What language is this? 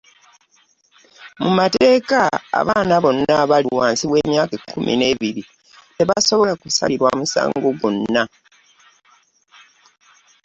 Ganda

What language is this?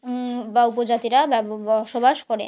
Bangla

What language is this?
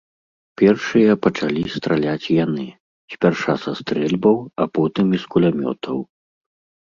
Belarusian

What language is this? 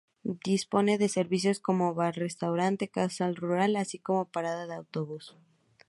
Spanish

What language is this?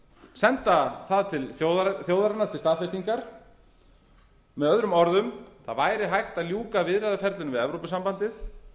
Icelandic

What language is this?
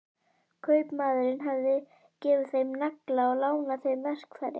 Icelandic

